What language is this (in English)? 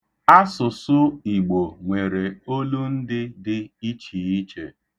Igbo